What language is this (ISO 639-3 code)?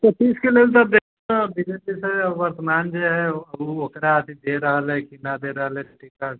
mai